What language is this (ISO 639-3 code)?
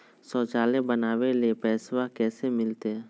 mag